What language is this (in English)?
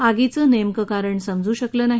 Marathi